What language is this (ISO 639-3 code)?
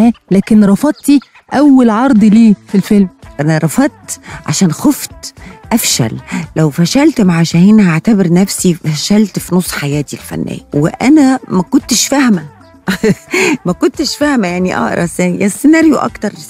ara